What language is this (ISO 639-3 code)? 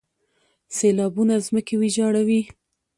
pus